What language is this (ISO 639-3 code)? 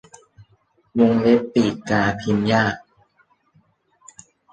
tha